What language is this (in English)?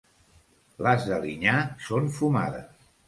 Catalan